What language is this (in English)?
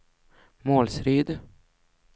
Swedish